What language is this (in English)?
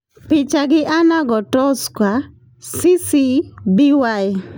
Luo (Kenya and Tanzania)